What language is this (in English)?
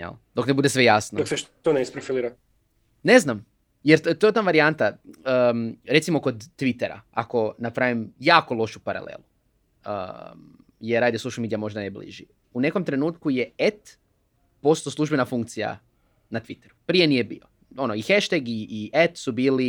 Croatian